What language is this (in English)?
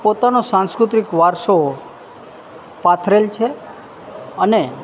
Gujarati